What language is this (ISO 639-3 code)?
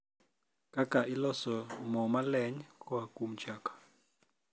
luo